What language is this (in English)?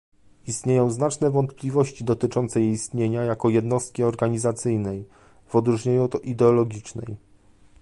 Polish